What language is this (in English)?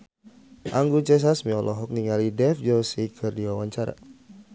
Sundanese